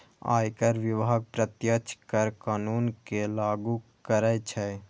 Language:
Maithili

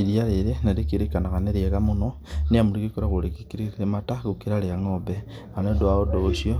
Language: Kikuyu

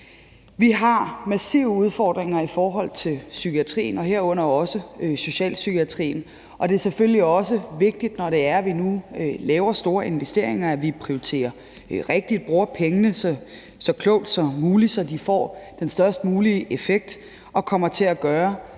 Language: Danish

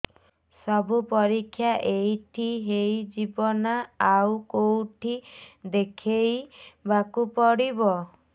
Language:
Odia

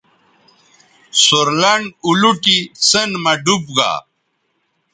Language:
Bateri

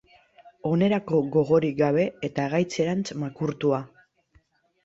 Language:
Basque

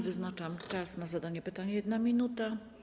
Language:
Polish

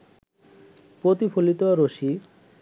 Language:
Bangla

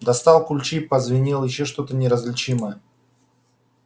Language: Russian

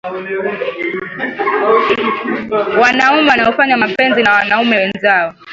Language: Swahili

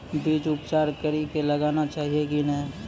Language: Maithili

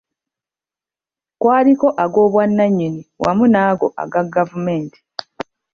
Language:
Ganda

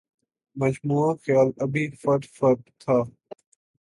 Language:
Urdu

